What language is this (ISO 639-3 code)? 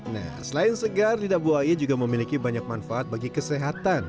ind